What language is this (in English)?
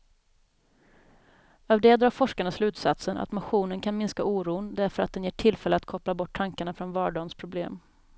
Swedish